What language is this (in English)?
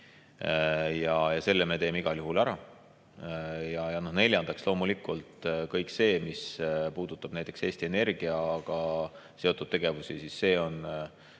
Estonian